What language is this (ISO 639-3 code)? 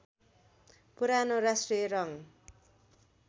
nep